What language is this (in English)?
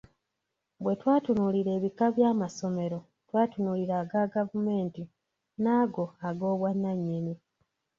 Ganda